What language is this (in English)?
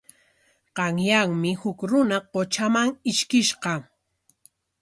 Corongo Ancash Quechua